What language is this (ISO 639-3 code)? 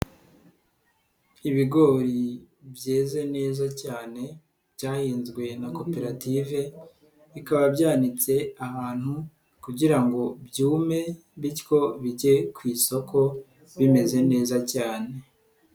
kin